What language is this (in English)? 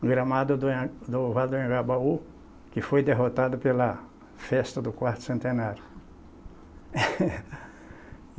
Portuguese